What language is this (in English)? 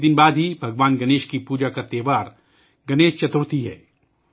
Urdu